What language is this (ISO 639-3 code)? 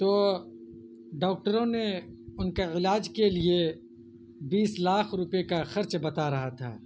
urd